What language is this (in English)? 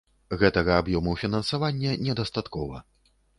Belarusian